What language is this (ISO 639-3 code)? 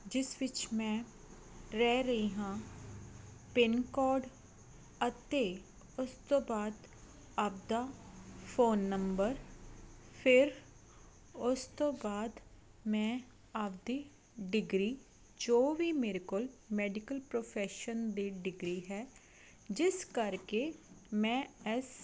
pan